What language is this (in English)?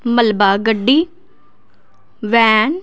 Punjabi